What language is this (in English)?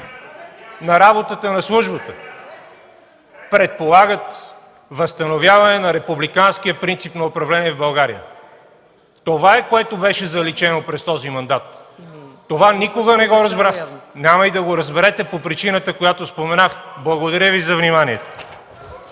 Bulgarian